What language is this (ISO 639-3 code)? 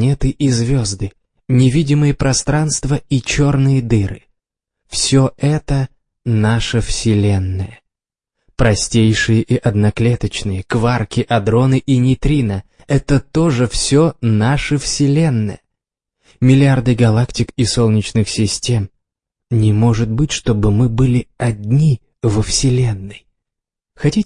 rus